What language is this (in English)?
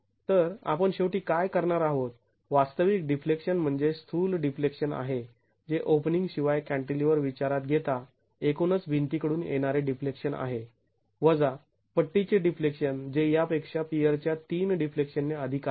Marathi